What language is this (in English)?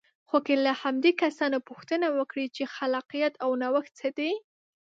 Pashto